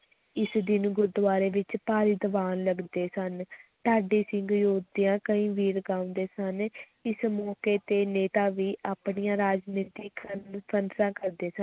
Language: Punjabi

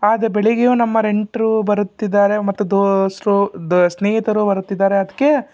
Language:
Kannada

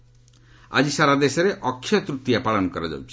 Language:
Odia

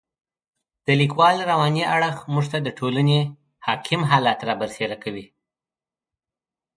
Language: Pashto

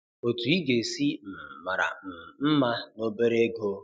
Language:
Igbo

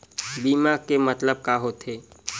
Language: Chhattisgarhi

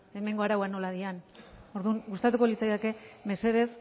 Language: Basque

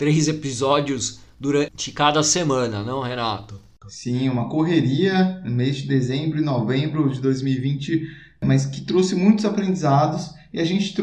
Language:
Portuguese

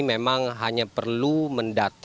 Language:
Indonesian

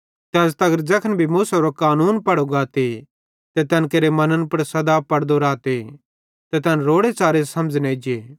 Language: Bhadrawahi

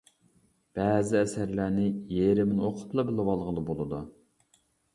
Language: Uyghur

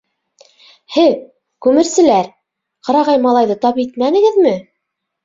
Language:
Bashkir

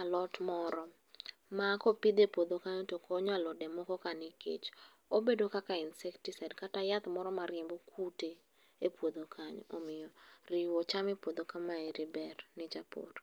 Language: Luo (Kenya and Tanzania)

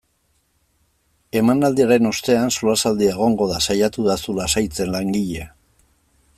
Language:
Basque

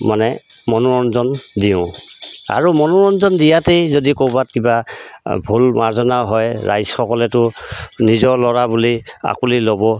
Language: Assamese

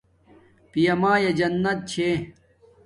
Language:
Domaaki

